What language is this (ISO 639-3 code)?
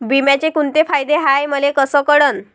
mar